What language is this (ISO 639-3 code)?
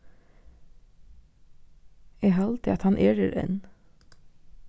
fao